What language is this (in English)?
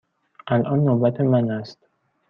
Persian